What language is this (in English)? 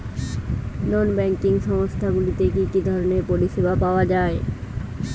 Bangla